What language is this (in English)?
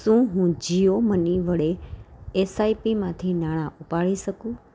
Gujarati